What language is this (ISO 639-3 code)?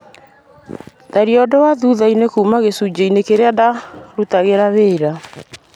kik